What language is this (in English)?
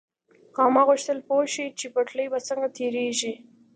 Pashto